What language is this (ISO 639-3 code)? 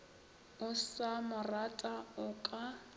nso